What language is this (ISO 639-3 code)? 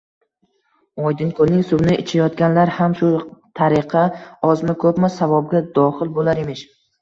uzb